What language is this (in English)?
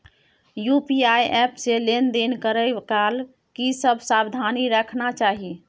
Maithili